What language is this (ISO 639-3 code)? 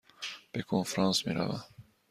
fas